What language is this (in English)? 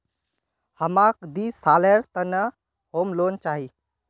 Magahi